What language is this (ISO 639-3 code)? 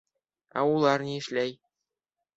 bak